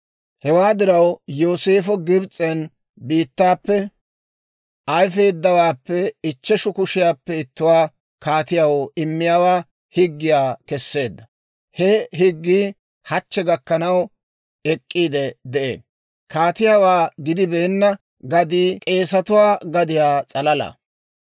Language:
Dawro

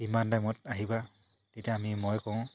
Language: Assamese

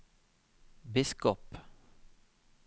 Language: Norwegian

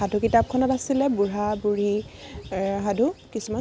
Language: Assamese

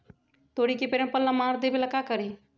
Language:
Magahi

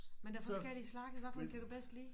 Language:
Danish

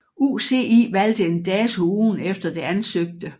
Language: Danish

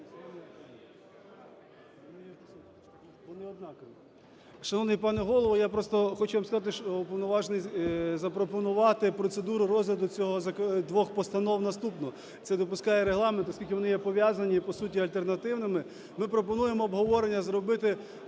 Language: Ukrainian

